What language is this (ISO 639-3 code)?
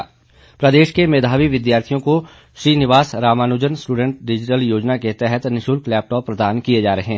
hin